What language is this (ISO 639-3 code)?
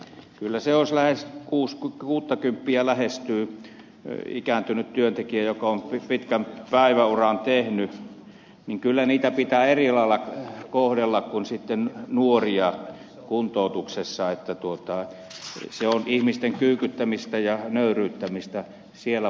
fin